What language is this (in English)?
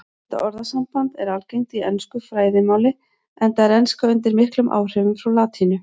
Icelandic